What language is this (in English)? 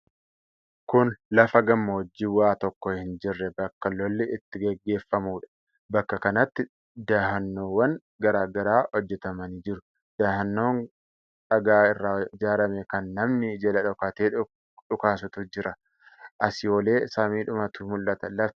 Oromo